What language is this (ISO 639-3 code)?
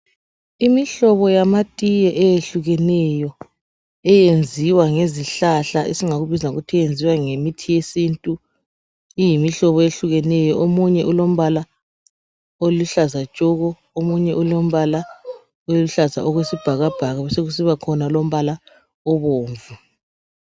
nde